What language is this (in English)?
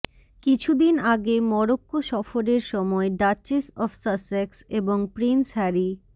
Bangla